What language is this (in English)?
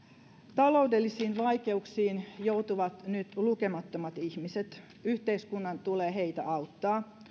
Finnish